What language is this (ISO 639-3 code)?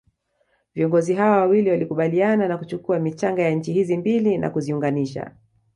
swa